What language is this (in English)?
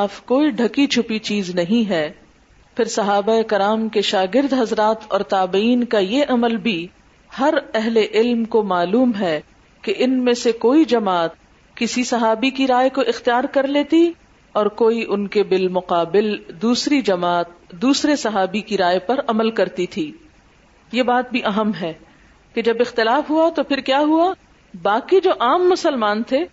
Urdu